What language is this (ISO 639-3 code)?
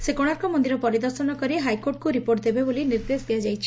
ori